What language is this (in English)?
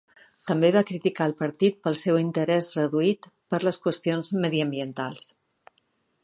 Catalan